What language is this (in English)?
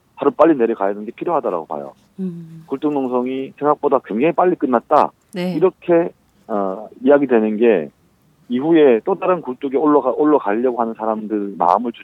Korean